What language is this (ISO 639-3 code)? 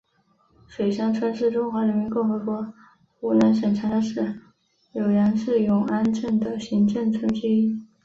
zho